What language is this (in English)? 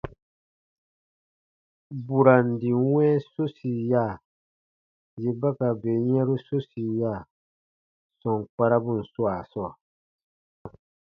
Baatonum